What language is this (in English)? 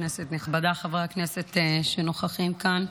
Hebrew